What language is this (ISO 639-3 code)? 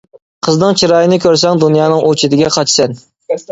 uig